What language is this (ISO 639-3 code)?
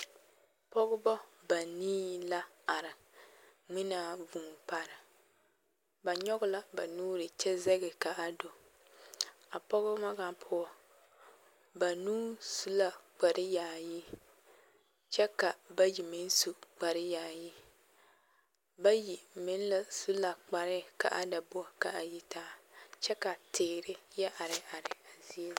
dga